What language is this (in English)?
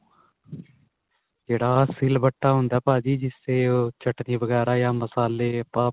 Punjabi